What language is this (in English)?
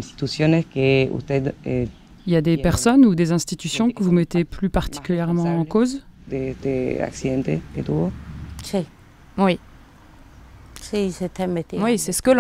French